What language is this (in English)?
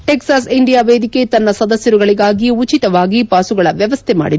Kannada